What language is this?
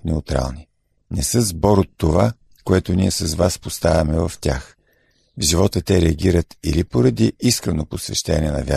Bulgarian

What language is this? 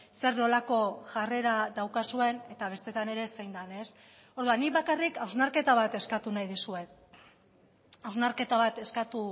Basque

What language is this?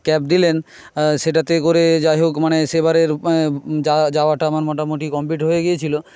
Bangla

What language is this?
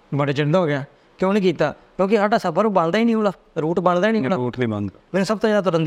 Punjabi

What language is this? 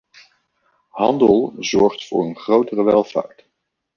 Dutch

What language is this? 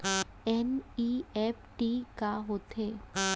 Chhattisgarhi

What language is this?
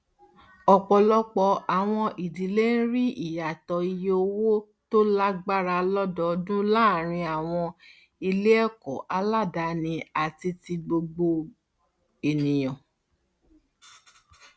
Yoruba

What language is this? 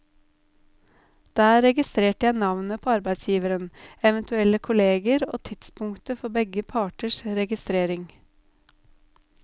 Norwegian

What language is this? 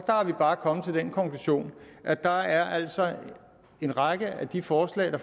Danish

